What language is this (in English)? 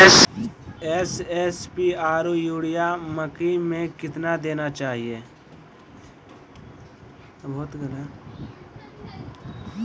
Maithili